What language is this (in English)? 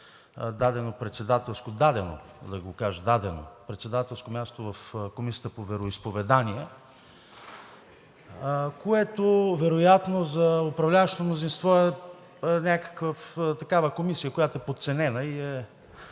Bulgarian